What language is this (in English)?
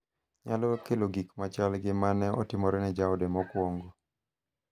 Luo (Kenya and Tanzania)